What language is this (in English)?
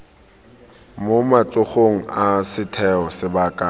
Tswana